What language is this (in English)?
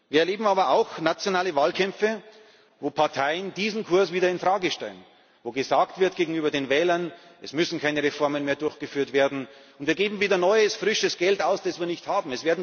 German